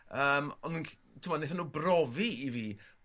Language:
Welsh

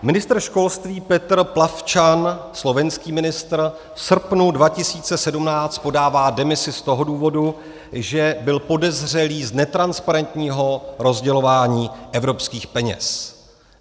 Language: Czech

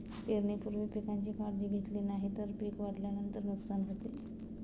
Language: Marathi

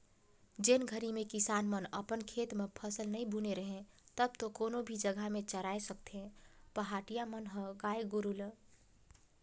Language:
Chhattisgarhi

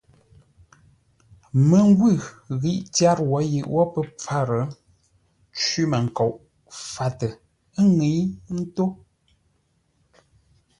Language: Ngombale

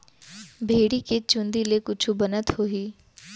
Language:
Chhattisgarhi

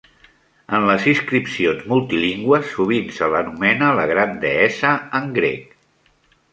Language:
Catalan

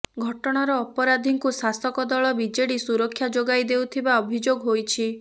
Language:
Odia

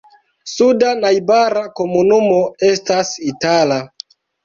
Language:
Esperanto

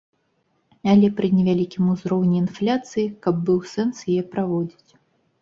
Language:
Belarusian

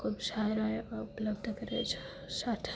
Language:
Gujarati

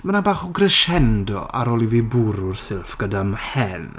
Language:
Welsh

